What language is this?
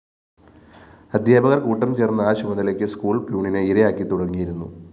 Malayalam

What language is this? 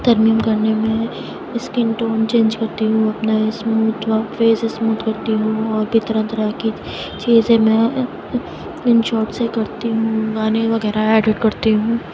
Urdu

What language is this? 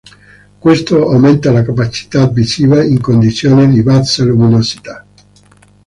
Italian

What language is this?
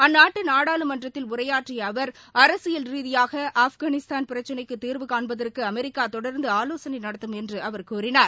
Tamil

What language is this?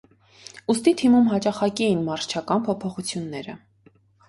Armenian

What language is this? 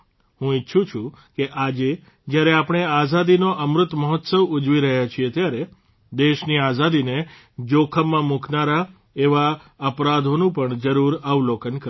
Gujarati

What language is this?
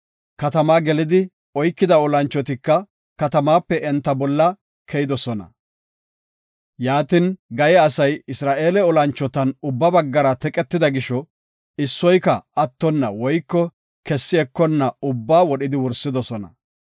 Gofa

